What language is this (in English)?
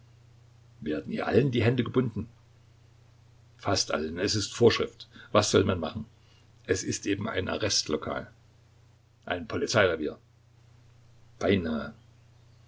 German